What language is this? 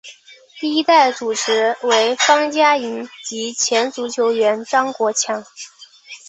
Chinese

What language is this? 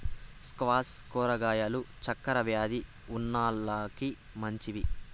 Telugu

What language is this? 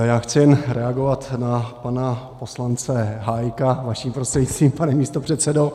Czech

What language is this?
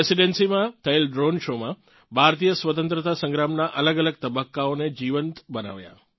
Gujarati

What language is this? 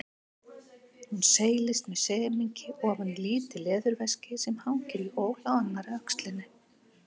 Icelandic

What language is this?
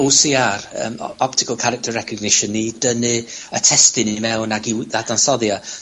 Welsh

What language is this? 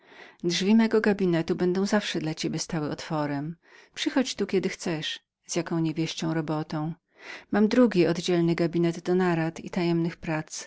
Polish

